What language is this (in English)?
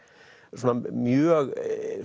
Icelandic